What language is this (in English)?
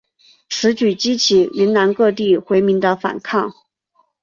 Chinese